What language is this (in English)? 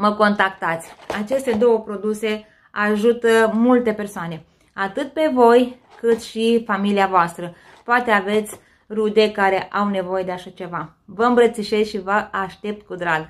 Romanian